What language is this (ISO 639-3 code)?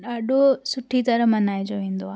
snd